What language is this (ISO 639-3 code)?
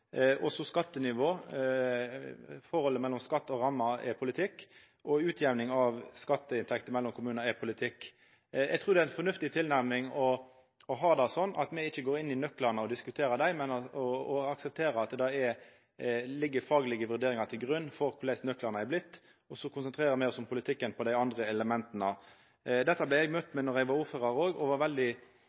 nno